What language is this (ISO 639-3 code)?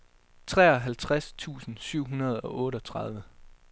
dan